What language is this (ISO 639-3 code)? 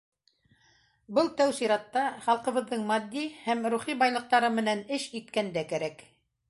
bak